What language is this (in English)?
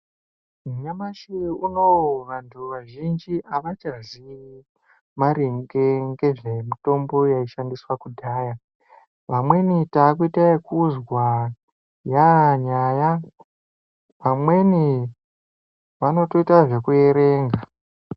Ndau